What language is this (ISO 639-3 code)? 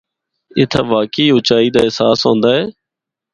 hno